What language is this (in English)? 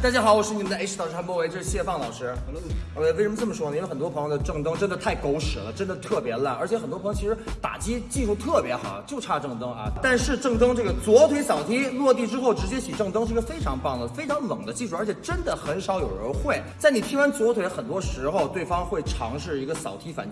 Chinese